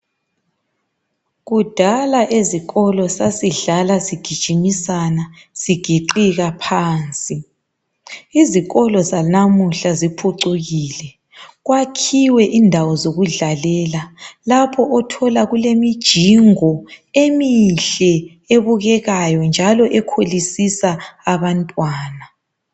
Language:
North Ndebele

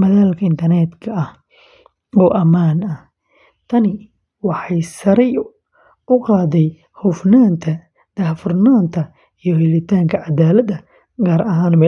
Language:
Somali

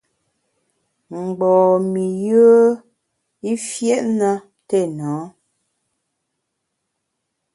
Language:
Bamun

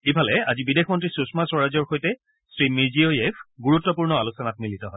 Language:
Assamese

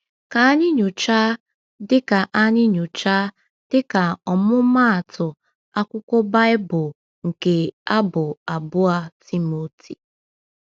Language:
Igbo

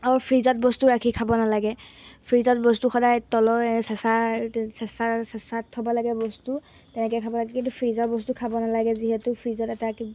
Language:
Assamese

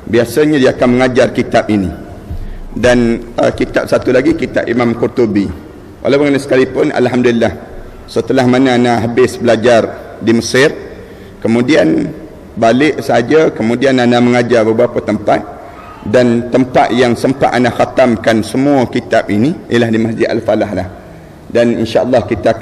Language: Malay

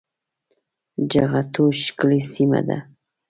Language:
Pashto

